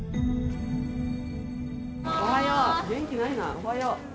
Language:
Japanese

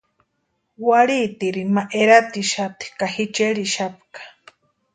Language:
Western Highland Purepecha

